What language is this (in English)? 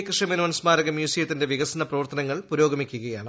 Malayalam